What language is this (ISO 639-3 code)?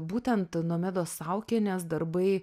lit